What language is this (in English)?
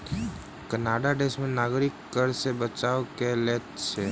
Maithili